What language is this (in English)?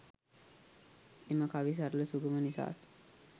Sinhala